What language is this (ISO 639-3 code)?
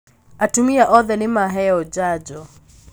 kik